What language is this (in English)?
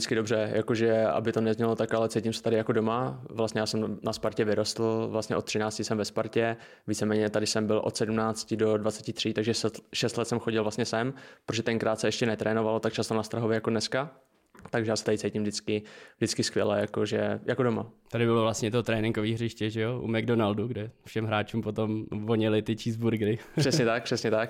Czech